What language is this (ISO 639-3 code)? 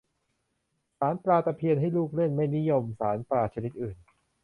tha